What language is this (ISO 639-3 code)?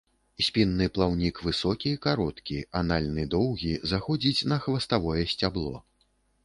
bel